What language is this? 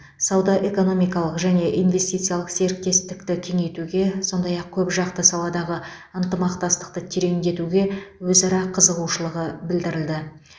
Kazakh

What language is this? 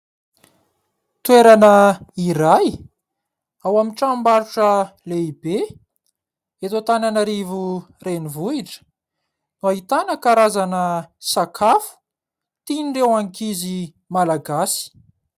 Malagasy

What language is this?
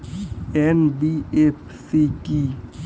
Bangla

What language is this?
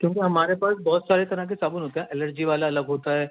Urdu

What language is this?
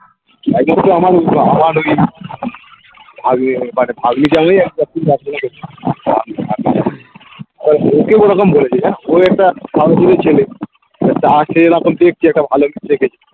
Bangla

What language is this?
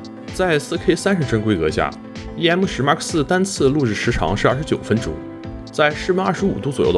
Chinese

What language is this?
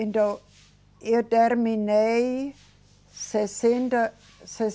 Portuguese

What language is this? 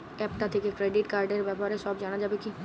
Bangla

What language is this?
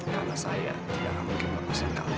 Indonesian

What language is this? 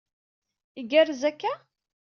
Kabyle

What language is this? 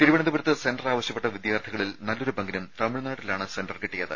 Malayalam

